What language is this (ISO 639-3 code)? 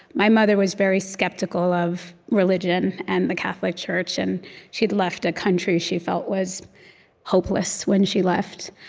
eng